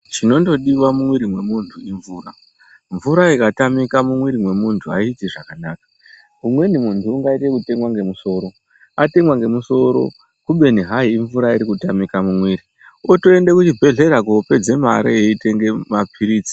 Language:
Ndau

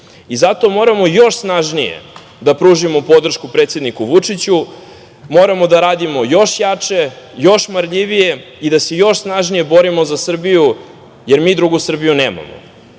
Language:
Serbian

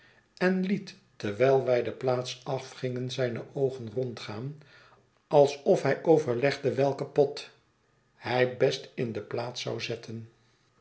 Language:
Dutch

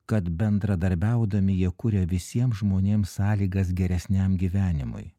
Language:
Lithuanian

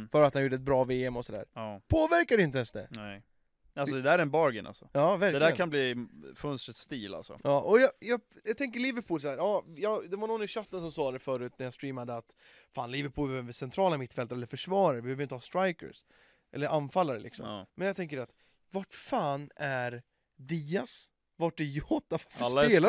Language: Swedish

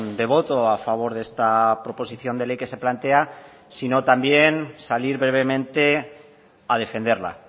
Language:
Spanish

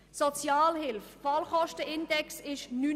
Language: Swiss German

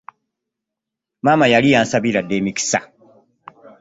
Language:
Ganda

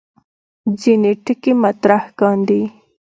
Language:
Pashto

